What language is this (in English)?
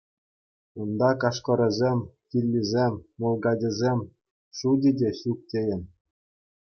Chuvash